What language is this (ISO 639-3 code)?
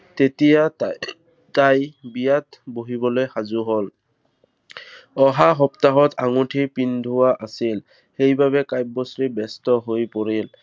asm